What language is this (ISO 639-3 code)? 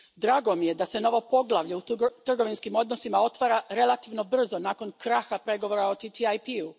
hrv